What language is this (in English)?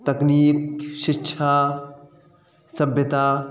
Sindhi